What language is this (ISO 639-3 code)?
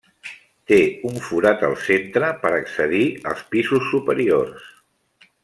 cat